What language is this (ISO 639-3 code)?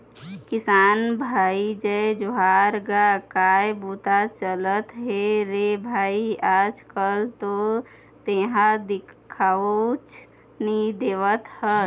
hne